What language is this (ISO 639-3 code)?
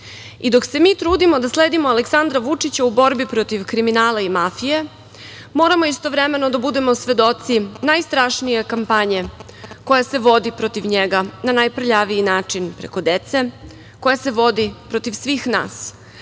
srp